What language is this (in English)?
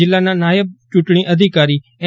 Gujarati